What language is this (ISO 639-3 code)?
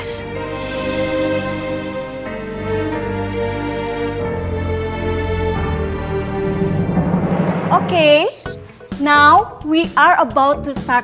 ind